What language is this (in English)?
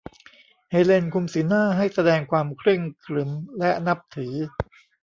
Thai